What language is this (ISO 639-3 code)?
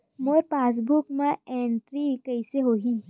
hne